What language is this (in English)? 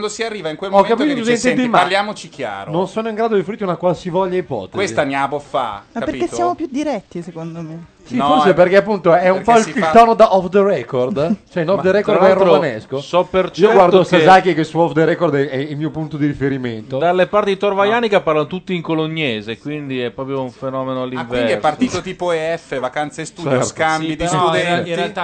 Italian